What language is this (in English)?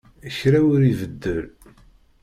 Kabyle